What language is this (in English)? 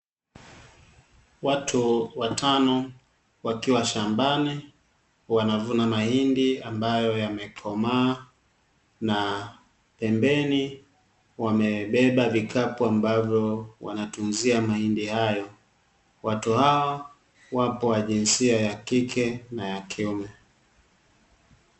Swahili